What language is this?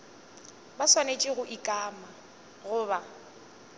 Northern Sotho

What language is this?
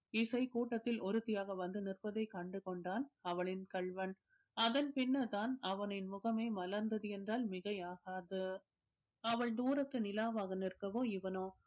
Tamil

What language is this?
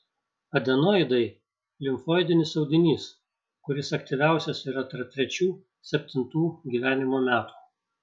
Lithuanian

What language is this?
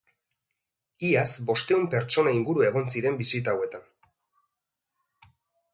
Basque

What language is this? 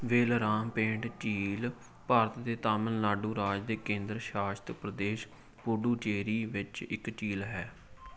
Punjabi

